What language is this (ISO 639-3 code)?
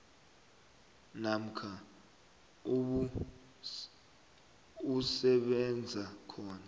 nbl